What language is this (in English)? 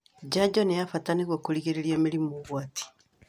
Kikuyu